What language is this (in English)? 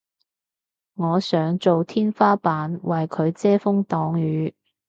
Cantonese